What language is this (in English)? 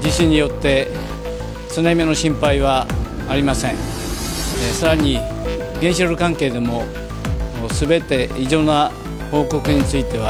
Japanese